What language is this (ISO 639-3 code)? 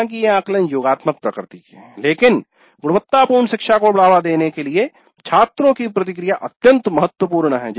hin